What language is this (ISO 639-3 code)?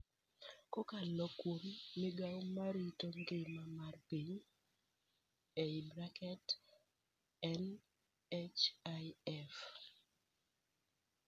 luo